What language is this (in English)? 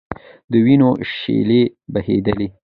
Pashto